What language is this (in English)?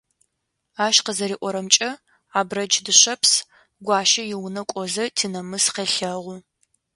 Adyghe